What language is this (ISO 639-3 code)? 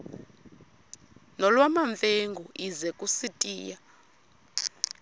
xho